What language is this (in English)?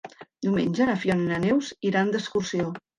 Catalan